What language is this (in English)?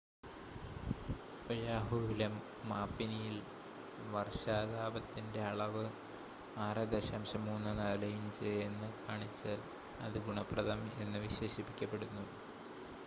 Malayalam